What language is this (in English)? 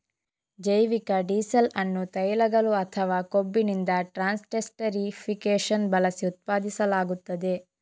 Kannada